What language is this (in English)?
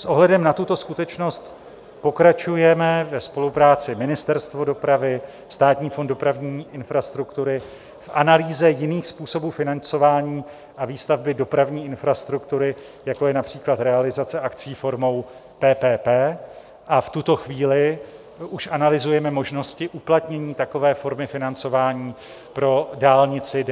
Czech